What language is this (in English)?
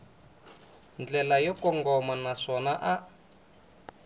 Tsonga